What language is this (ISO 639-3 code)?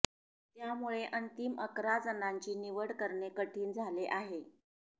mar